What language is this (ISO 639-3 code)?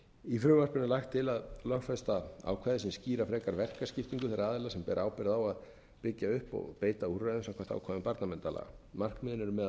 isl